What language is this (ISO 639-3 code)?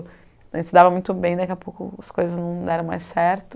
por